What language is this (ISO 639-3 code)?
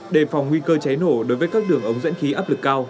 vie